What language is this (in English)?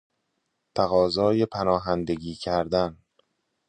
Persian